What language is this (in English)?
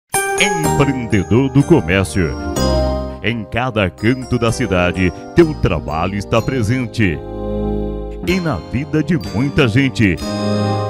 Portuguese